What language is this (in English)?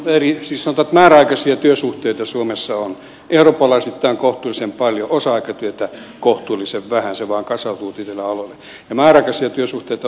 Finnish